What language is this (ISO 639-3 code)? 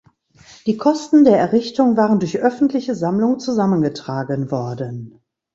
deu